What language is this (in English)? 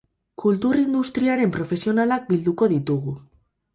Basque